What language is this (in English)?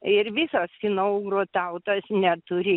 Lithuanian